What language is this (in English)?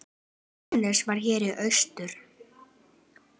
Icelandic